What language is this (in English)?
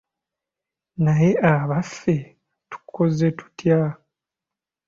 Ganda